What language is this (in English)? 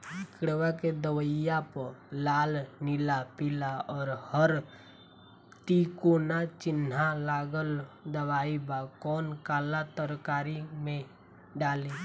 Bhojpuri